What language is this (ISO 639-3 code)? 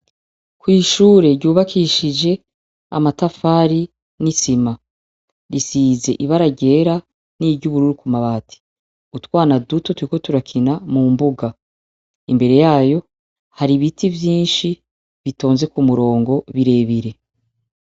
run